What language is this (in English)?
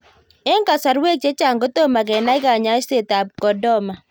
Kalenjin